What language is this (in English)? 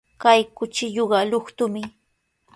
Sihuas Ancash Quechua